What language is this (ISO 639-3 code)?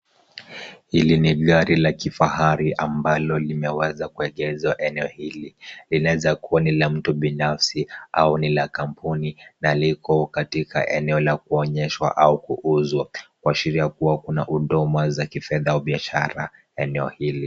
swa